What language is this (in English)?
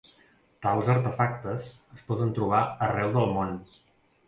Catalan